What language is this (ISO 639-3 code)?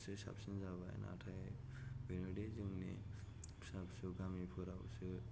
brx